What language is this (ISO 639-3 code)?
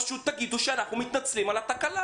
heb